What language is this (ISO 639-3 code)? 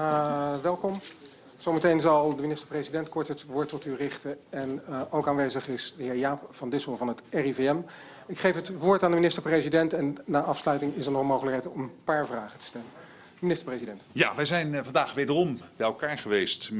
nld